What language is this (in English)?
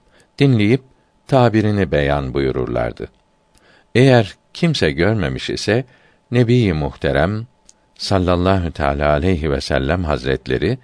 Turkish